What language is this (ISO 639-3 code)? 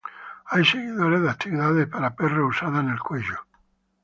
spa